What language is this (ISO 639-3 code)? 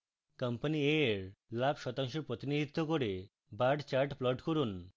ben